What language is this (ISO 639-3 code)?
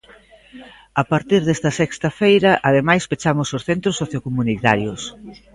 glg